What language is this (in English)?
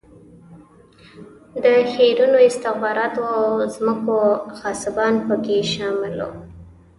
Pashto